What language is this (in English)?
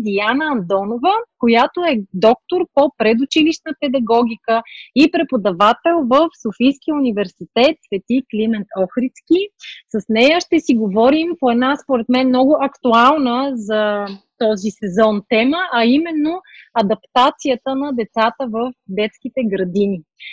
Bulgarian